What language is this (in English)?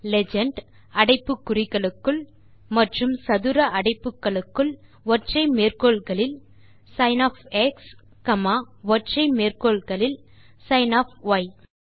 Tamil